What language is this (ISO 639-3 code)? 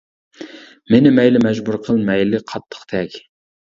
uig